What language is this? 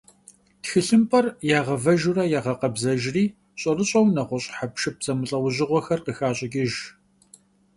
Kabardian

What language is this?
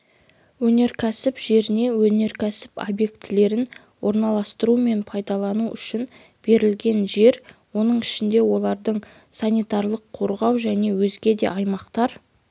Kazakh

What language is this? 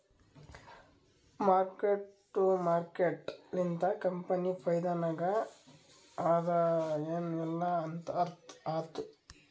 Kannada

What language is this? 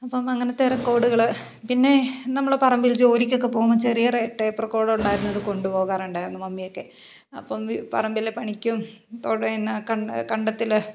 Malayalam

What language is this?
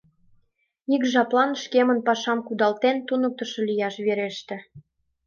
Mari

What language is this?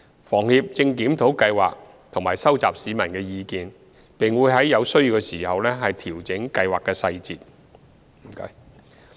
Cantonese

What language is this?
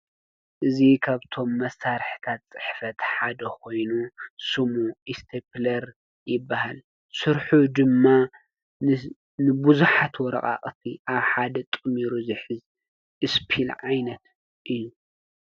Tigrinya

